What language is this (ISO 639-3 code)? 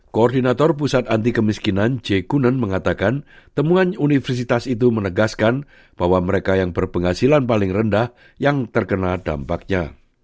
ind